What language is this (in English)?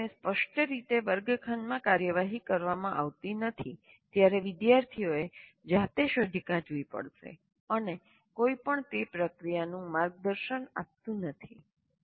Gujarati